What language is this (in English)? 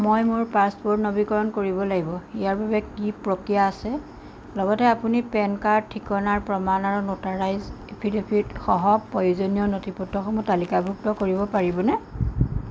Assamese